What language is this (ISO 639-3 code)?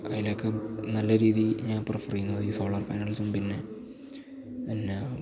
mal